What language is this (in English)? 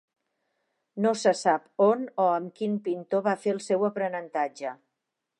Catalan